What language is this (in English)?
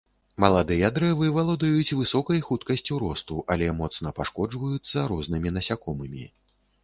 Belarusian